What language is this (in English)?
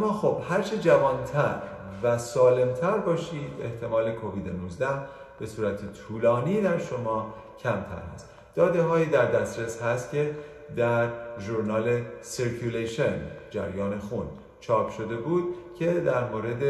Persian